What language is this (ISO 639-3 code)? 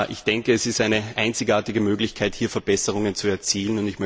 deu